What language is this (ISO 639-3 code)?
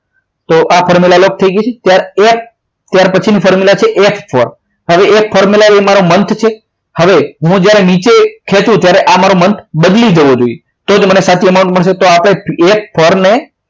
guj